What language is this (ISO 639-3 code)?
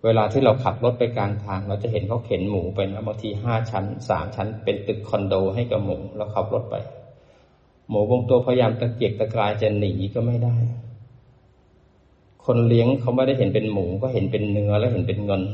tha